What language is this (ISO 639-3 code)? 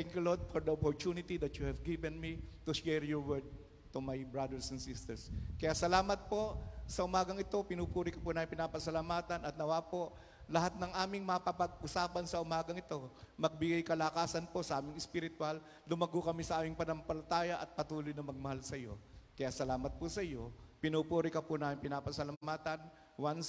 fil